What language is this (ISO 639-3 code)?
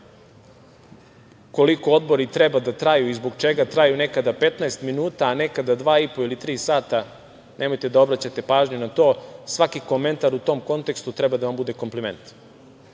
srp